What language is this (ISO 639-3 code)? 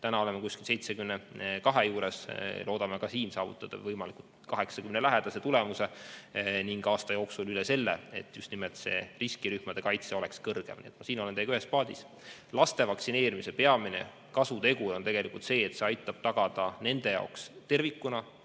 est